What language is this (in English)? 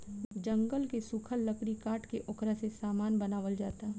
Bhojpuri